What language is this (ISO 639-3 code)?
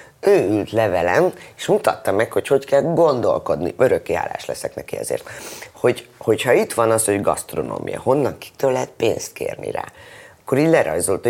hun